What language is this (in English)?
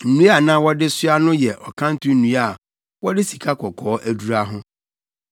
Akan